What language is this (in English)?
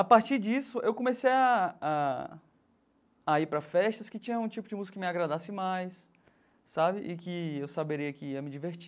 Portuguese